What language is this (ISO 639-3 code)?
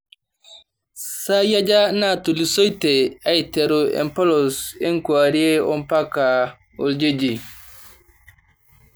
mas